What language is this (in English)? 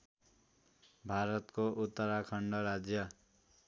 Nepali